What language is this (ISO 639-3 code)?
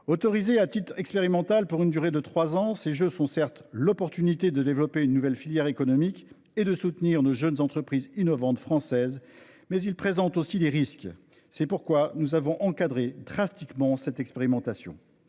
fra